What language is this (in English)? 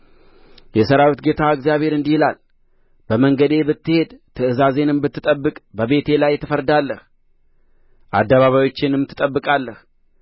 Amharic